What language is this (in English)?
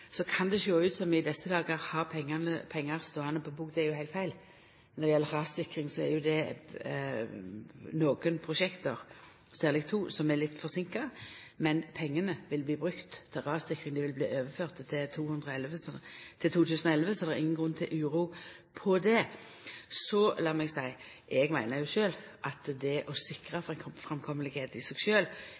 Norwegian Nynorsk